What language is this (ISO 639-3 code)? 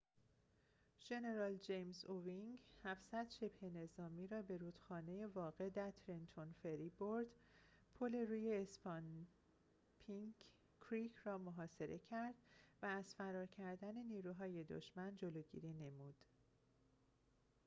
fas